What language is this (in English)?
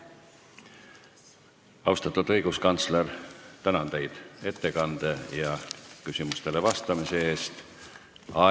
Estonian